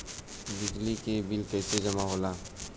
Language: Bhojpuri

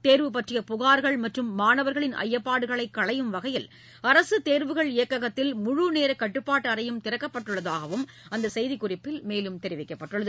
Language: Tamil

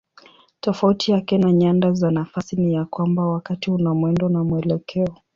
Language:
Swahili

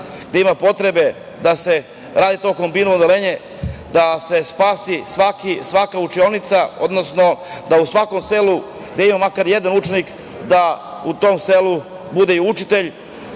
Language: Serbian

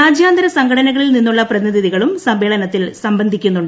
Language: Malayalam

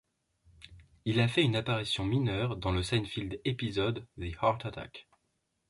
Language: French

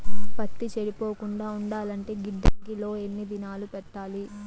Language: Telugu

